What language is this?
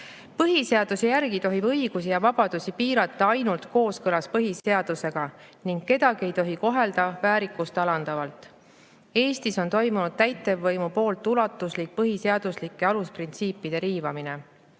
Estonian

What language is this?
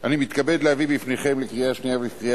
Hebrew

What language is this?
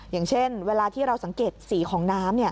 Thai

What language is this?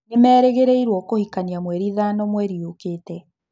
Kikuyu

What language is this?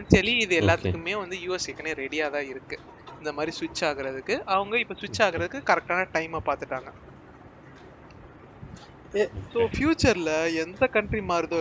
Tamil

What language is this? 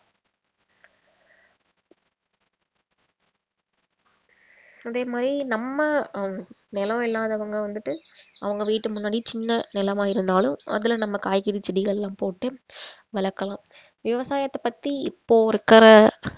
Tamil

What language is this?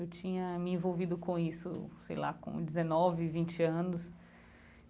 Portuguese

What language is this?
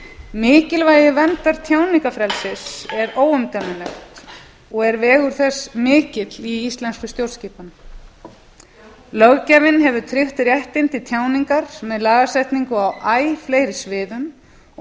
Icelandic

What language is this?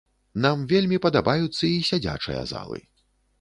Belarusian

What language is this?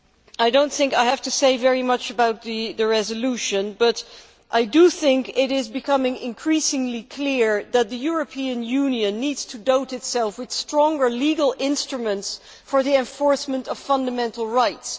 English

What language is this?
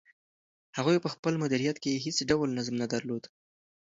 Pashto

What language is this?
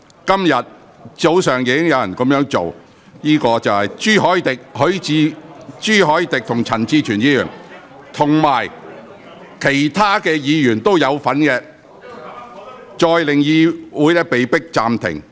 Cantonese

